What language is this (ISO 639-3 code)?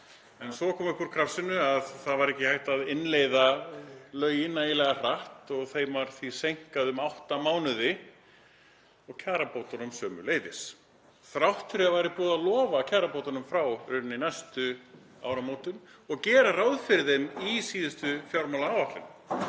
isl